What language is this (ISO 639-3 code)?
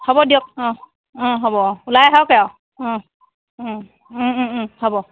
asm